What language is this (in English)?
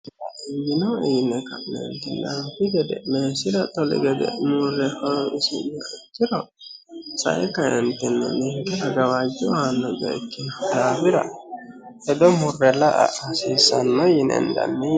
Sidamo